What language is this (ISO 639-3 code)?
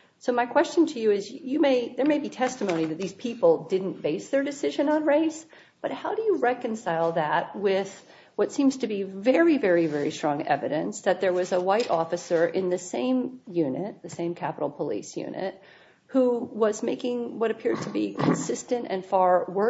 eng